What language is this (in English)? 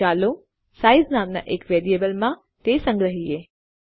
Gujarati